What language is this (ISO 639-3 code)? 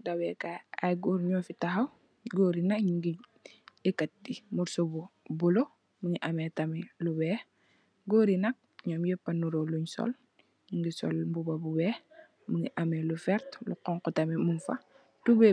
wol